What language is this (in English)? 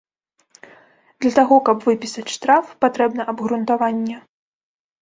Belarusian